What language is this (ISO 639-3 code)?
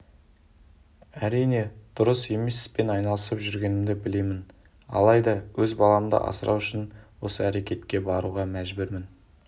kaz